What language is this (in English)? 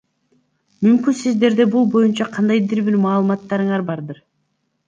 Kyrgyz